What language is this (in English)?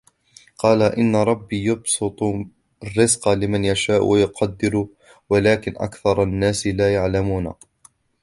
Arabic